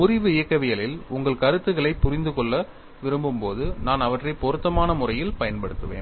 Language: Tamil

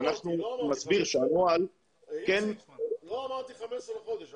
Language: Hebrew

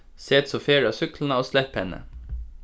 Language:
Faroese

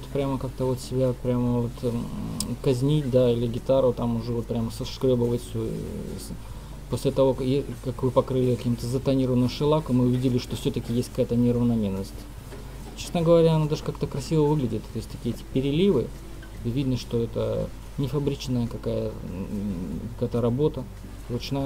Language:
Russian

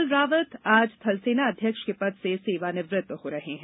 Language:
Hindi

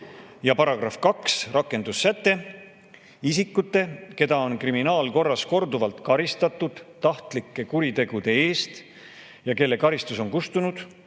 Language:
Estonian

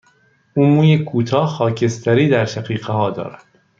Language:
Persian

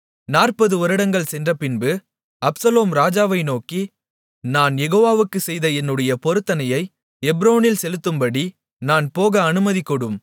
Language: Tamil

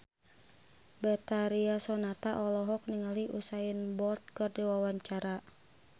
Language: Sundanese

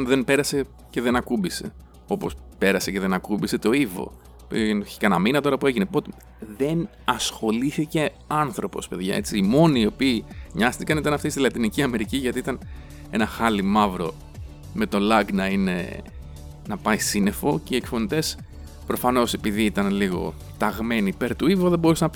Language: Greek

